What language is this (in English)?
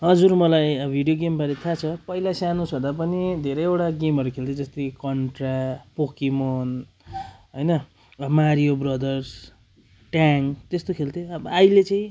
Nepali